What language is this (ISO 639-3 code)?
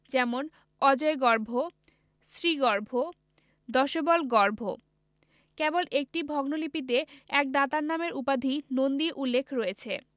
ben